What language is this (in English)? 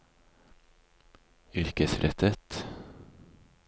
Norwegian